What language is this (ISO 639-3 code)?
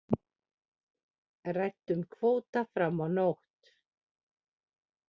isl